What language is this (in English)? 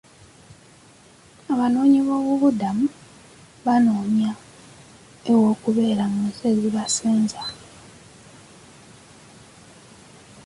Ganda